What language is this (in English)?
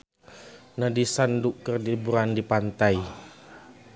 Sundanese